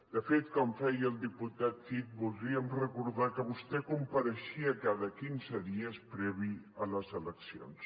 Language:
Catalan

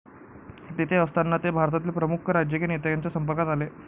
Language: Marathi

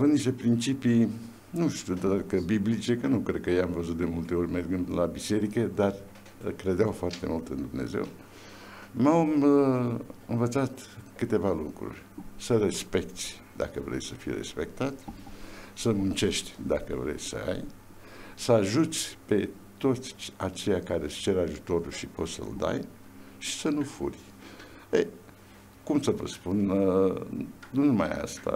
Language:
Romanian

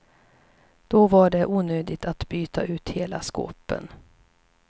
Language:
Swedish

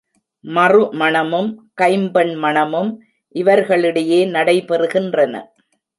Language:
Tamil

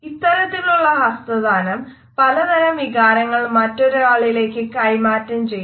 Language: Malayalam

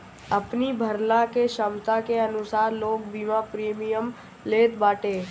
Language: Bhojpuri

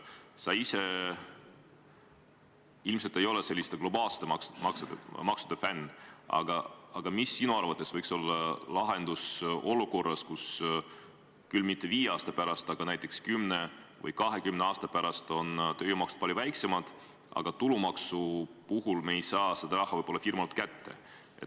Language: Estonian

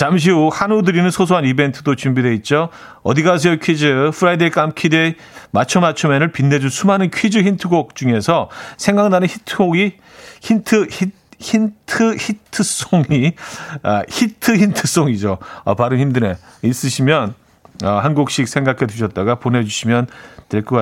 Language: Korean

